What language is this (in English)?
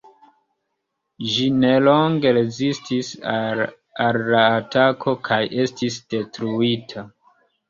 Esperanto